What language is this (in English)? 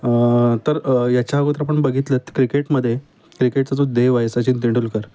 Marathi